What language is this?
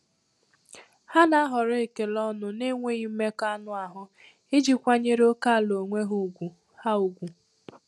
Igbo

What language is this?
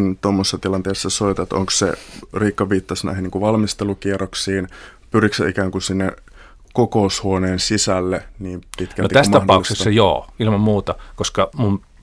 Finnish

